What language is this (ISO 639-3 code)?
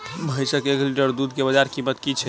mai